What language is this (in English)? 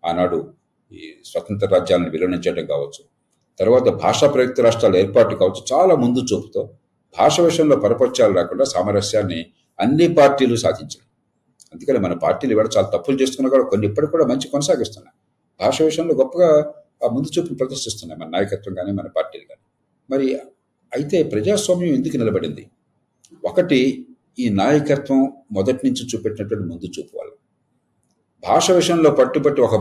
Telugu